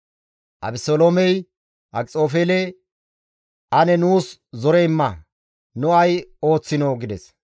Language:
Gamo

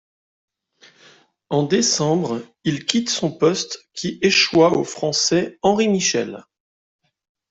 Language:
French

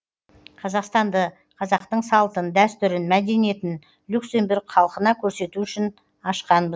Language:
Kazakh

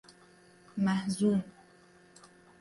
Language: Persian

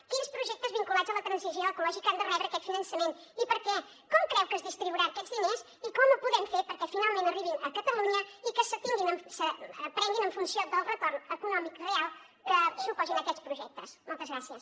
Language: Catalan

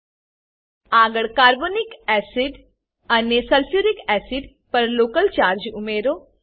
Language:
Gujarati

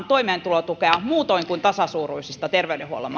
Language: Finnish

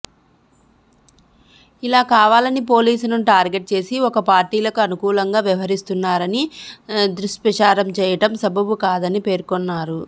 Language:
Telugu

